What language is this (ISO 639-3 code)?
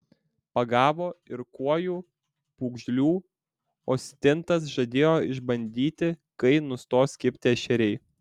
lit